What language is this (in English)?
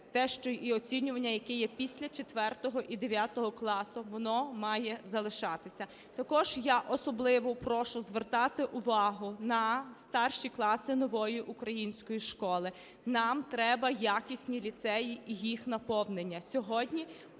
Ukrainian